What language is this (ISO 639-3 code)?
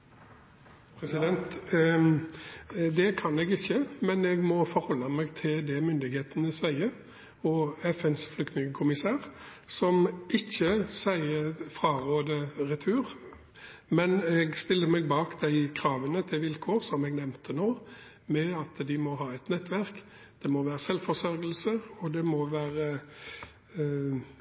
nob